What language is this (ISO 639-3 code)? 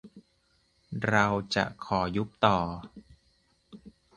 tha